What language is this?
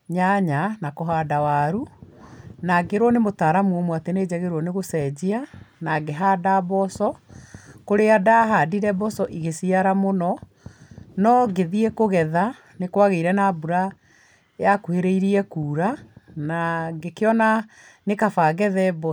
Kikuyu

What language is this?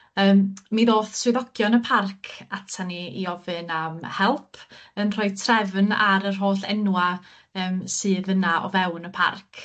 Welsh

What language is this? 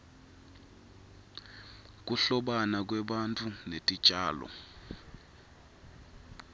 Swati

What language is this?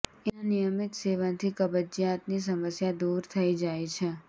Gujarati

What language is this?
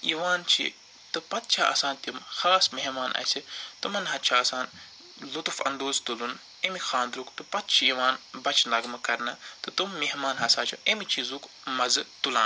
Kashmiri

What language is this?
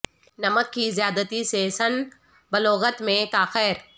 Urdu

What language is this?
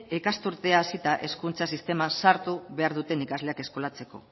Basque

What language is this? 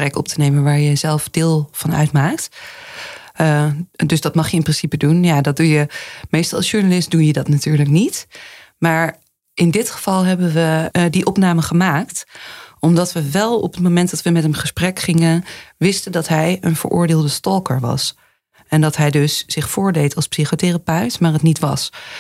Dutch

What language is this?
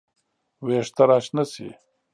Pashto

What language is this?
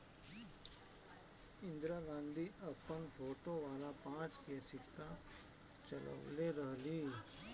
Bhojpuri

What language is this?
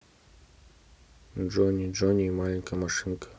Russian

